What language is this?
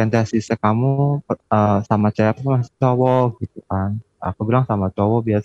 Indonesian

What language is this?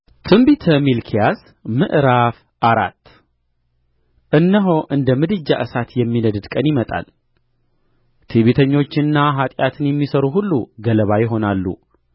Amharic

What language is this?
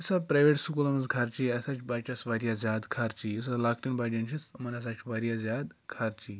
Kashmiri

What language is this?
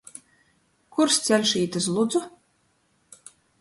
Latgalian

